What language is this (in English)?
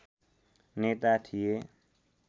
Nepali